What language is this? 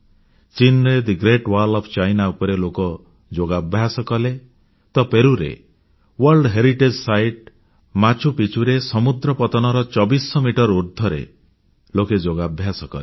Odia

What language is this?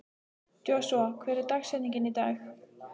Icelandic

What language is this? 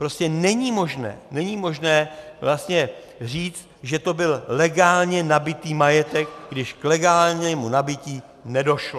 Czech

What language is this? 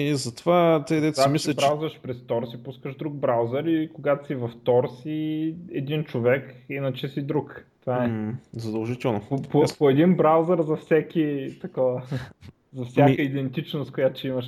Bulgarian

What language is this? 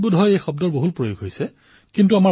Assamese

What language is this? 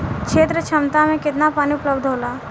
Bhojpuri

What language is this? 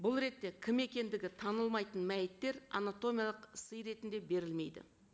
Kazakh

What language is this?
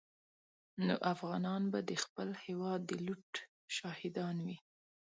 Pashto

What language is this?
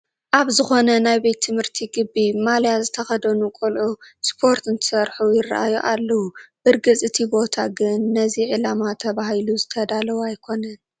Tigrinya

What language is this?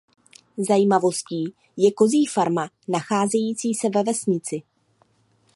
Czech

